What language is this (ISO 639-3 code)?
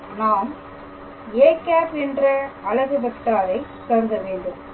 tam